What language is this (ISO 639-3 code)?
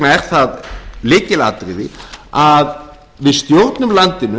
isl